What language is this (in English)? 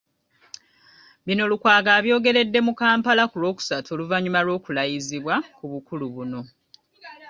Ganda